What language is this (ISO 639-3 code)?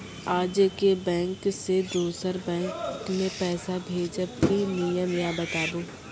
mai